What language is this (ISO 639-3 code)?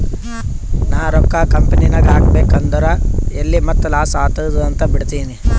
kan